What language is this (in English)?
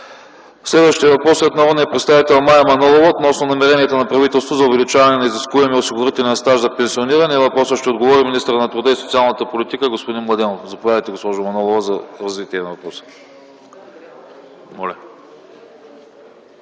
Bulgarian